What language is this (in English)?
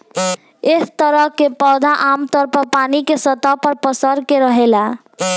Bhojpuri